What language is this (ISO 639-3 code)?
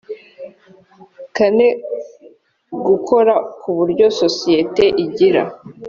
kin